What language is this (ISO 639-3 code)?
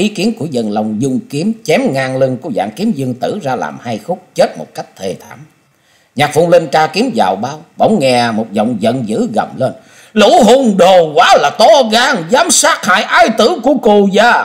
vie